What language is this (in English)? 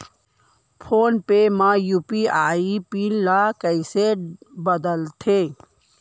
Chhattisgarhi